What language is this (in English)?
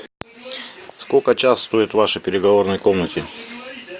Russian